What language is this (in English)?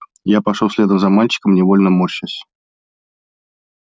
Russian